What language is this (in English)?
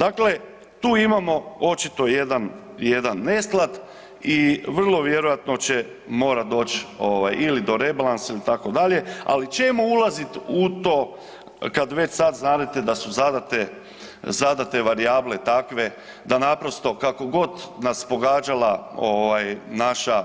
Croatian